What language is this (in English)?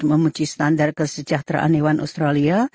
Indonesian